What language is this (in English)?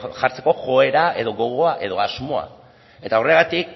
Basque